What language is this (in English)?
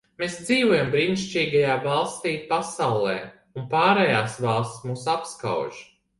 Latvian